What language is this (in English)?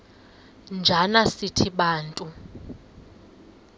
Xhosa